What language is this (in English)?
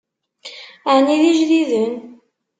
Kabyle